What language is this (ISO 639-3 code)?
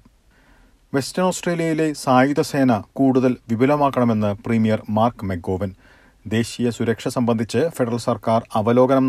mal